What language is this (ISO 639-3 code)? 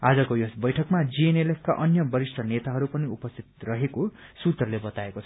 nep